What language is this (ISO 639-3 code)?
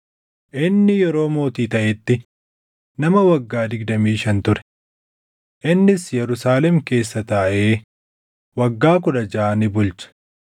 orm